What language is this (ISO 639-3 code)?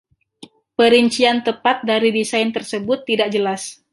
ind